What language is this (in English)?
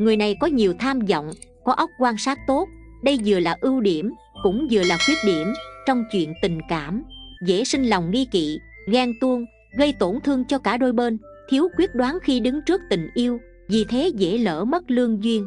Vietnamese